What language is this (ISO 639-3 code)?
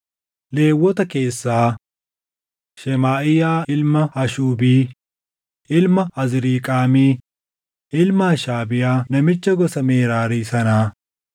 orm